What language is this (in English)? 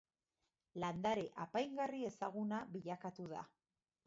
Basque